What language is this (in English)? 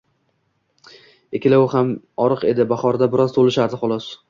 Uzbek